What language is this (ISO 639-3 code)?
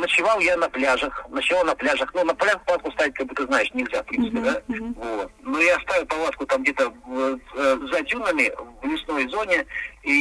rus